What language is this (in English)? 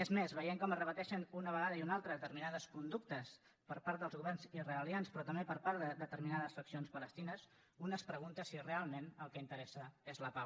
Catalan